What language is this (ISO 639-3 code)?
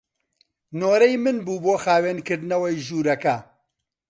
ckb